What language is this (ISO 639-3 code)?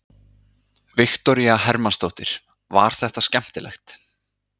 isl